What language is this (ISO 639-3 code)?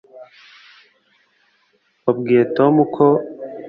kin